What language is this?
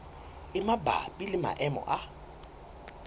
Southern Sotho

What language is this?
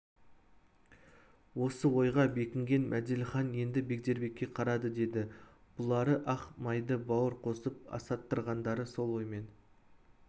Kazakh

